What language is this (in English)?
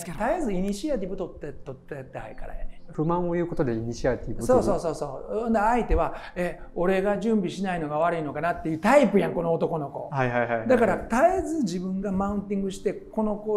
Japanese